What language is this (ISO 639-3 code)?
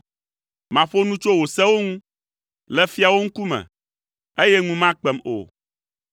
ewe